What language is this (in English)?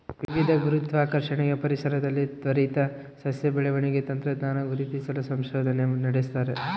Kannada